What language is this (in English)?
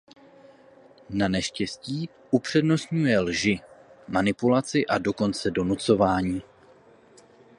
Czech